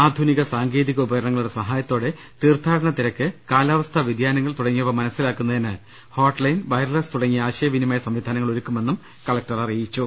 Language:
Malayalam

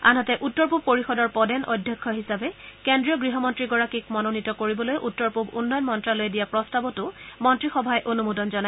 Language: Assamese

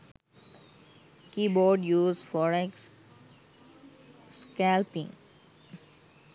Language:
Sinhala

